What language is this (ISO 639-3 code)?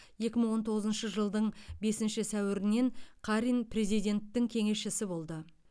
kaz